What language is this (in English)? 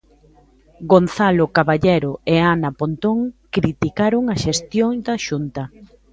Galician